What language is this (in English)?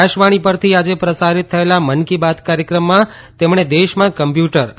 Gujarati